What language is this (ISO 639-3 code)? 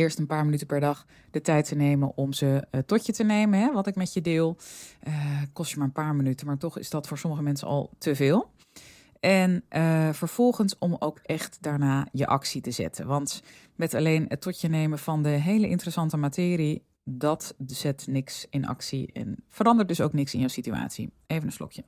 nld